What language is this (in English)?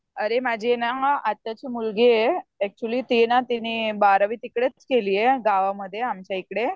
Marathi